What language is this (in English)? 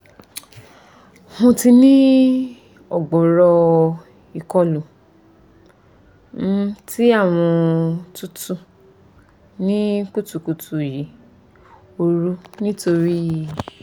Yoruba